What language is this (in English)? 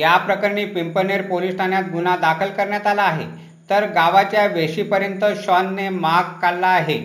Marathi